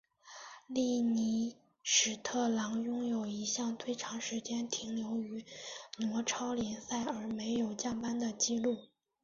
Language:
Chinese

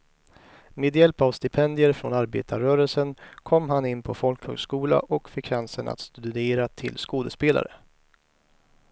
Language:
Swedish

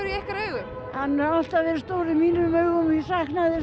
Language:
Icelandic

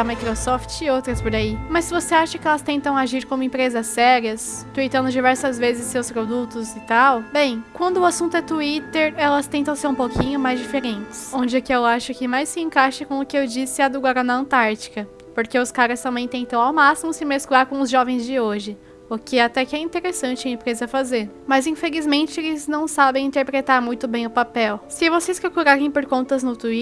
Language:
Portuguese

